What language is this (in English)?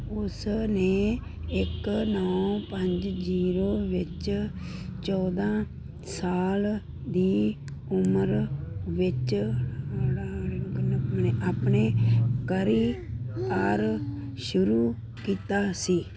Punjabi